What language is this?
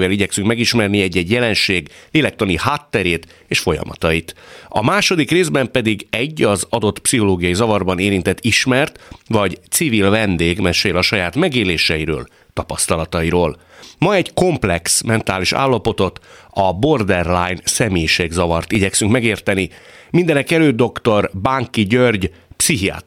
Hungarian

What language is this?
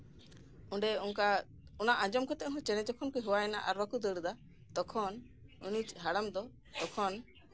Santali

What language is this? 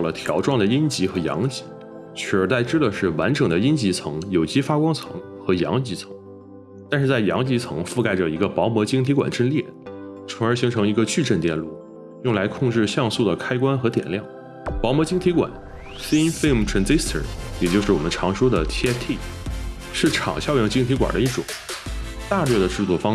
Chinese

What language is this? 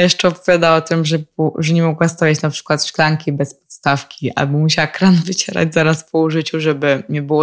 Polish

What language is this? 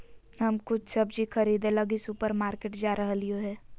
Magahi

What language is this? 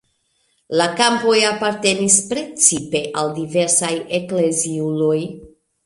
Esperanto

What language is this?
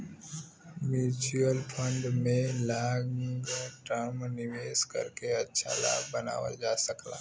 Bhojpuri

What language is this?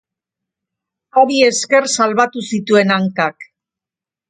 Basque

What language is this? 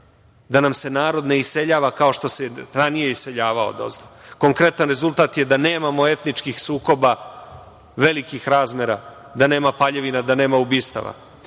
Serbian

